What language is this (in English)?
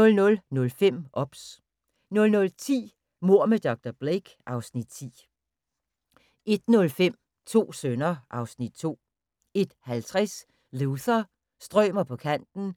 Danish